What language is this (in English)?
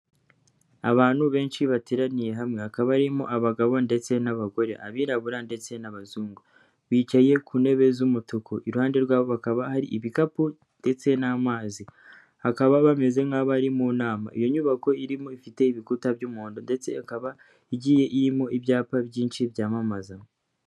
Kinyarwanda